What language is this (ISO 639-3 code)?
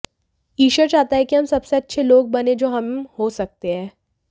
hin